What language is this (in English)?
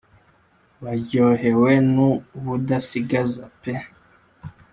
Kinyarwanda